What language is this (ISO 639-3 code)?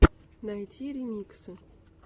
rus